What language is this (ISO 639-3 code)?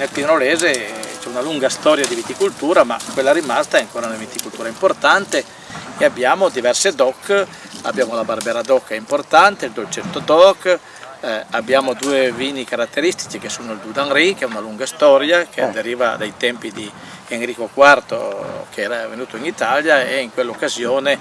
ita